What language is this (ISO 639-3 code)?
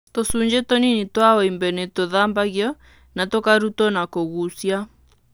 kik